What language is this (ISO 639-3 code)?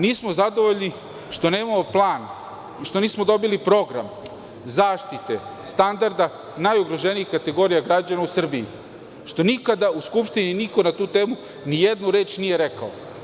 srp